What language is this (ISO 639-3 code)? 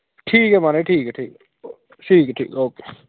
doi